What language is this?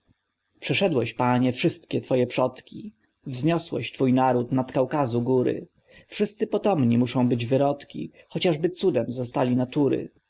Polish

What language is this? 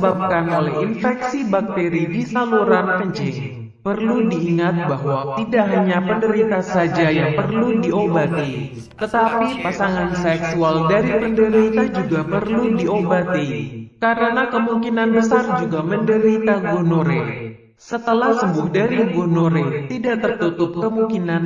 Indonesian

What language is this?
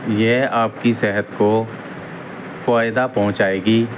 Urdu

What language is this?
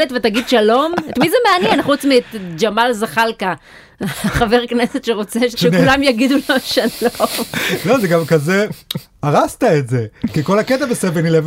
Hebrew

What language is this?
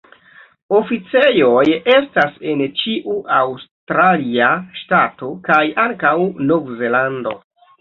Esperanto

